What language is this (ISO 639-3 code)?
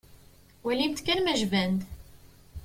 kab